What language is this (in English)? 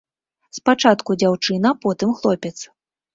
Belarusian